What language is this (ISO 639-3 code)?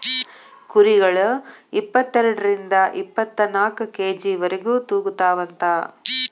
kan